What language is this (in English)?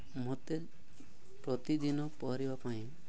Odia